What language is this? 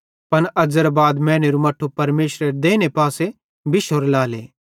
Bhadrawahi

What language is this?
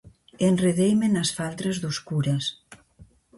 Galician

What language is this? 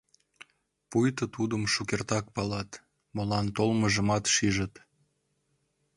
Mari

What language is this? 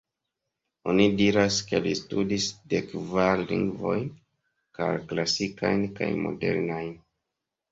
Esperanto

